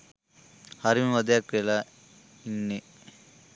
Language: Sinhala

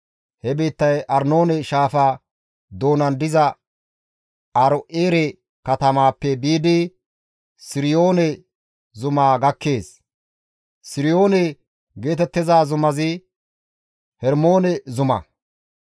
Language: Gamo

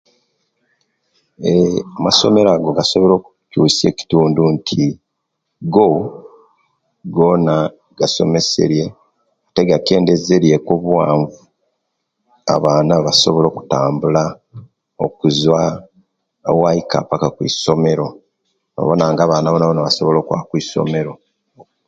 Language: Kenyi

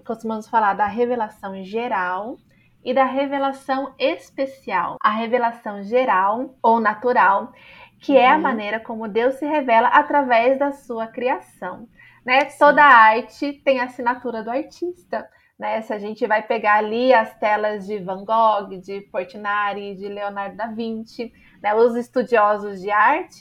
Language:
Portuguese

